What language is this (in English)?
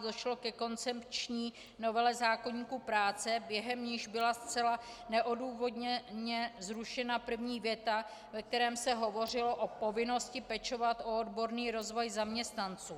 Czech